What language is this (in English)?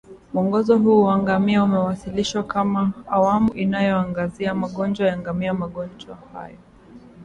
Swahili